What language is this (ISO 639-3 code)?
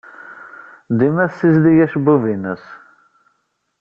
kab